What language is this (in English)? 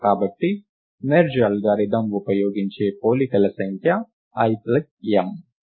Telugu